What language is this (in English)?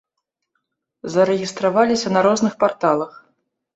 Belarusian